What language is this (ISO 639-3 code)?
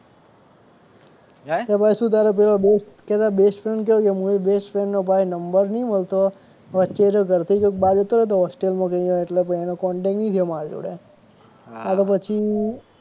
guj